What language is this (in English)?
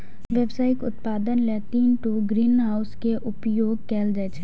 Maithili